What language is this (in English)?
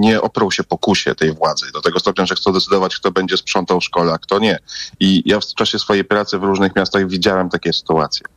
Polish